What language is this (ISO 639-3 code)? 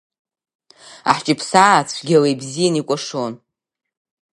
abk